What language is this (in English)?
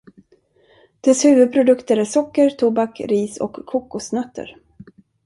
Swedish